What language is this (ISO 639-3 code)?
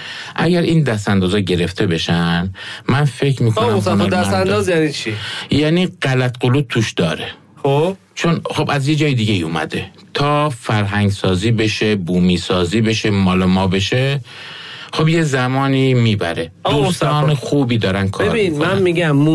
fas